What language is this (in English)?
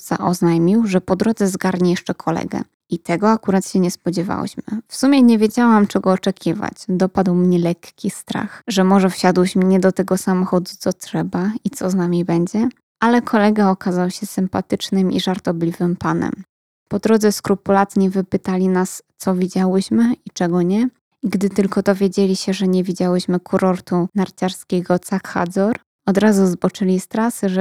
Polish